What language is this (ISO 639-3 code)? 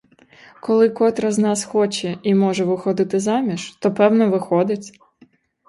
ukr